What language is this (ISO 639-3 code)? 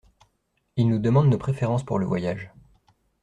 fra